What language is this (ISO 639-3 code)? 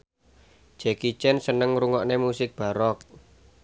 jav